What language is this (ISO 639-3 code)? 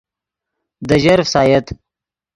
ydg